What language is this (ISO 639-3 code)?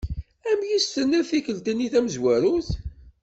kab